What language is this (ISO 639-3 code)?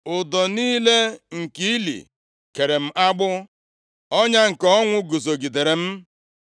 ibo